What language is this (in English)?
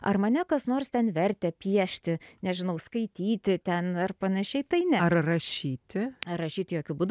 Lithuanian